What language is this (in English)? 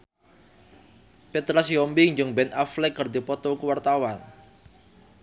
Sundanese